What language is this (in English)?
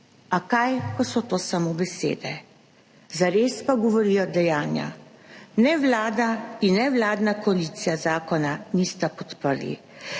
Slovenian